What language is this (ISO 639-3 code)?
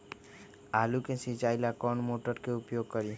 mag